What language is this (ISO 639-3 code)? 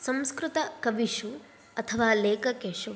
san